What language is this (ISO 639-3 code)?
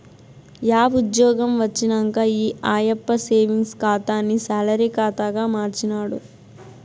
tel